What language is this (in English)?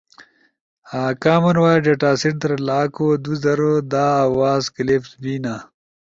Ushojo